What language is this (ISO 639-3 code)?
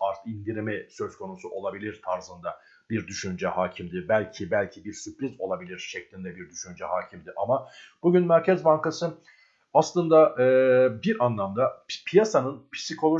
tur